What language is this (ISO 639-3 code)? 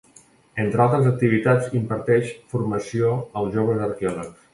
cat